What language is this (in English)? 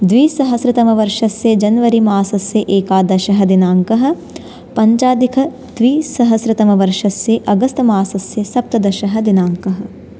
Sanskrit